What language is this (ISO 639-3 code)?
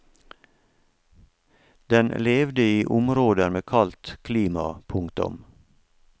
nor